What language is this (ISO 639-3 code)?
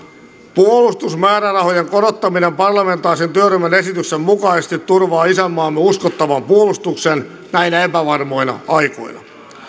fin